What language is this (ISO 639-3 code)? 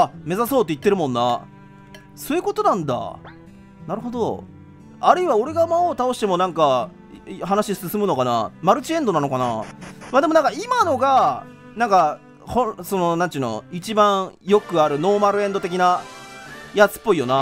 jpn